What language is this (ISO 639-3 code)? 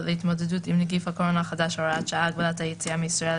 heb